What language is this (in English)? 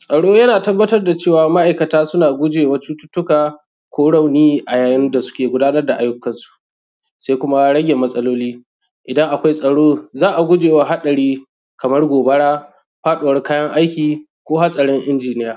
Hausa